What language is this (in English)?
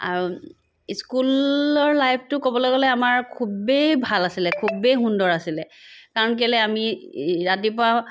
Assamese